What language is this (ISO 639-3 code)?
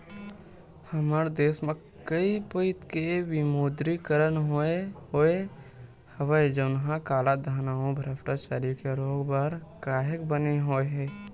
hne